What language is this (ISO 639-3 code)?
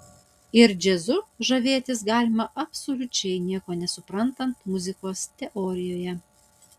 lit